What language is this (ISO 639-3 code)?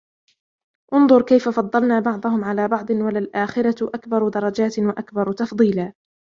ara